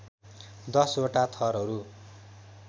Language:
Nepali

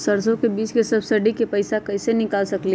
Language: Magahi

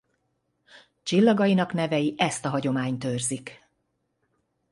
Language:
Hungarian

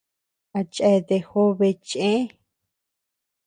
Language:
Tepeuxila Cuicatec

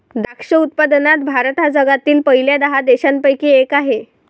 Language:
Marathi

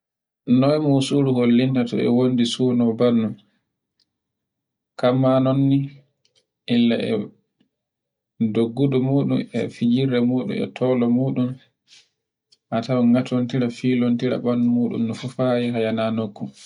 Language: Borgu Fulfulde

